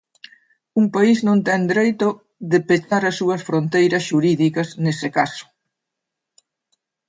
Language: Galician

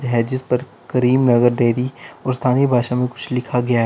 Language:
Hindi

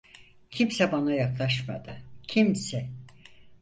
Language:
Turkish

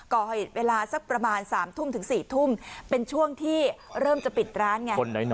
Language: Thai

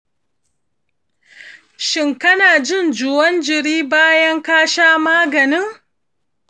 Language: Hausa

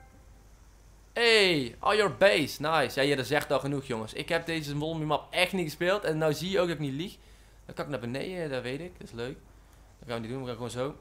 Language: Dutch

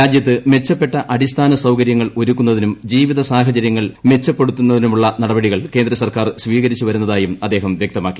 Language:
Malayalam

